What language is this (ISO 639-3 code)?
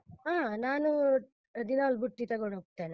kan